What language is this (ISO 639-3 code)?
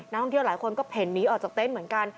tha